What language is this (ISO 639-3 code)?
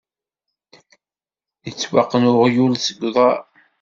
kab